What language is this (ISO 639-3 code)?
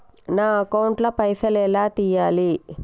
tel